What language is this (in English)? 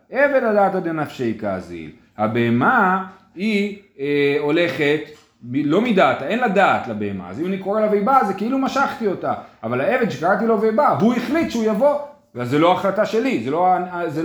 Hebrew